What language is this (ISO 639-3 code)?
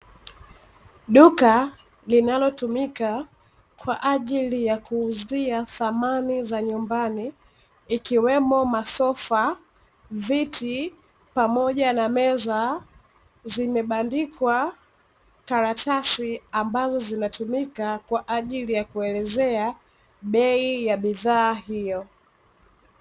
swa